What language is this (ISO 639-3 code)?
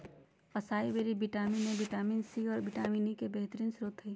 mag